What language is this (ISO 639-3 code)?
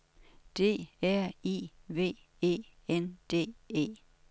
dan